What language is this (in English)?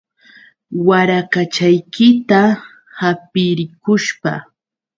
Yauyos Quechua